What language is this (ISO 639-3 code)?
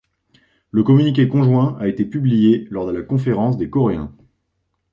fra